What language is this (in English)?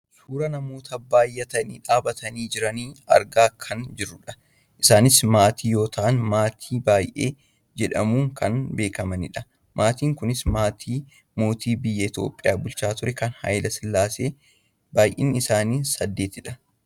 Oromo